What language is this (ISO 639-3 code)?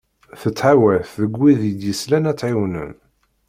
kab